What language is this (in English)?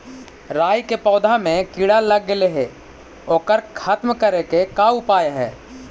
Magahi